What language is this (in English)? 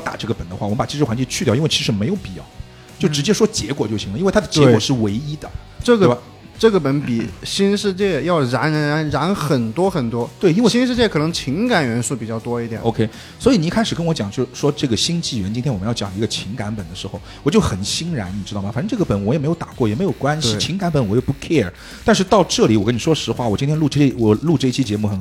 Chinese